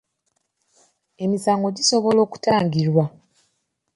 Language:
Ganda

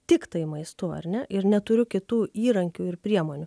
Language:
Lithuanian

